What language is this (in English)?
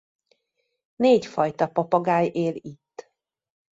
Hungarian